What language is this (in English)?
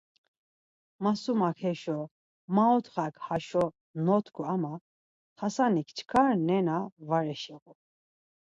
Laz